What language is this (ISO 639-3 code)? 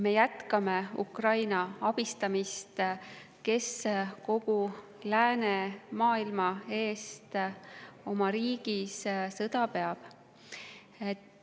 est